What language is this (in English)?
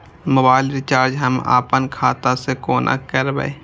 Maithili